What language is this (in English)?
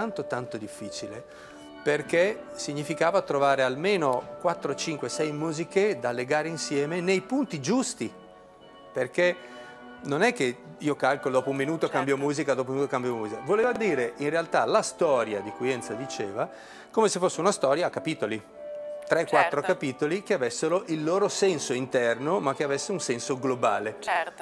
Italian